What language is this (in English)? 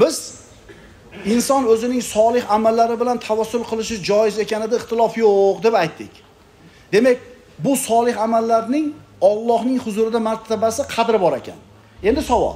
Turkish